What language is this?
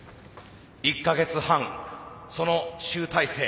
Japanese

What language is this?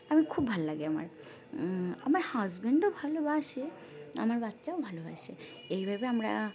Bangla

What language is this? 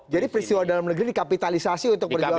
Indonesian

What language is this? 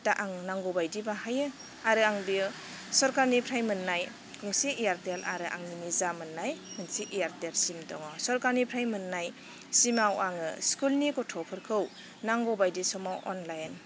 Bodo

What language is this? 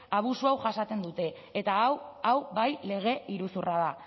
Basque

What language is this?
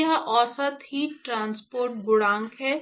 Hindi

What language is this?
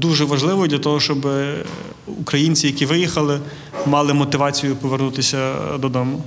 Ukrainian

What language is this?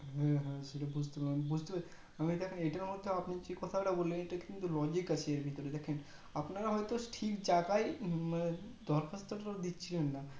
Bangla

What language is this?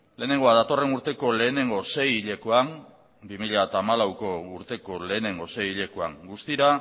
Basque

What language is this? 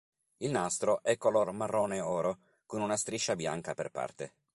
Italian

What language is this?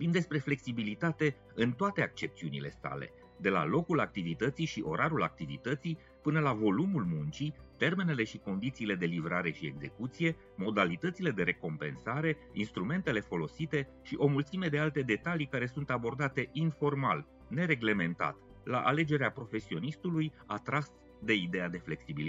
Romanian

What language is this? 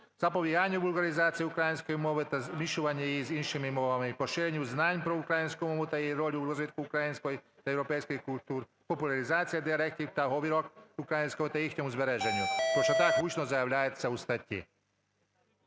Ukrainian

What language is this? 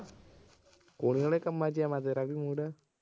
Punjabi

